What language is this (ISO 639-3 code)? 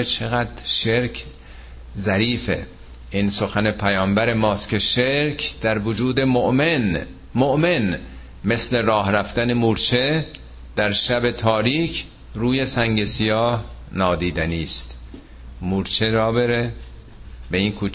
fas